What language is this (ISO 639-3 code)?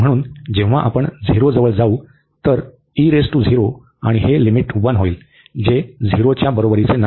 mar